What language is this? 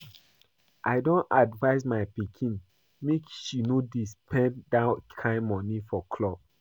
Nigerian Pidgin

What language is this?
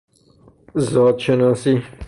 Persian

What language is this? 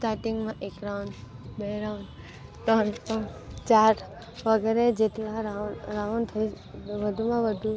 Gujarati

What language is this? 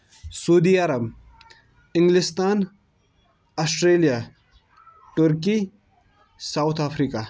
Kashmiri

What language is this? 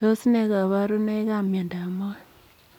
Kalenjin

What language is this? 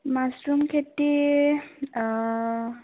Assamese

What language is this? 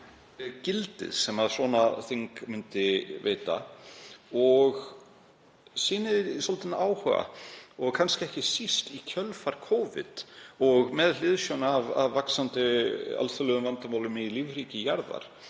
Icelandic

